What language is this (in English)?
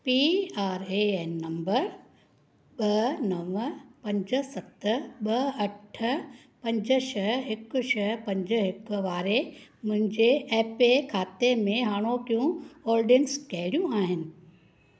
Sindhi